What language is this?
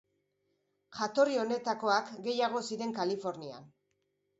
Basque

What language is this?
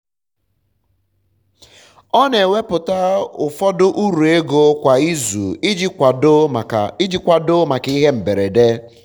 Igbo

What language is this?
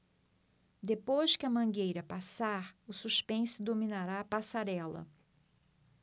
Portuguese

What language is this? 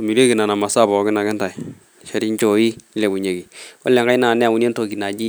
Masai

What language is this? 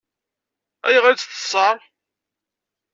Kabyle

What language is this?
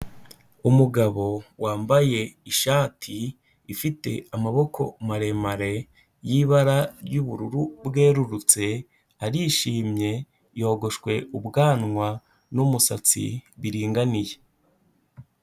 Kinyarwanda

